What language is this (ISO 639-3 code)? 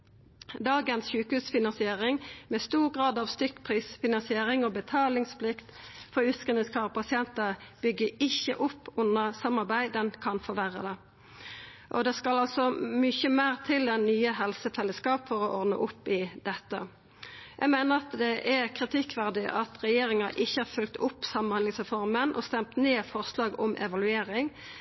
nno